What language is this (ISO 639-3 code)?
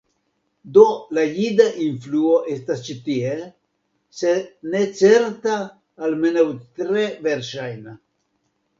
epo